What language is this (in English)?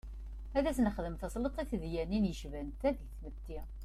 Kabyle